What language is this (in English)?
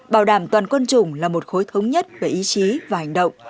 Vietnamese